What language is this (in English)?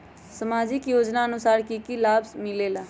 Magahi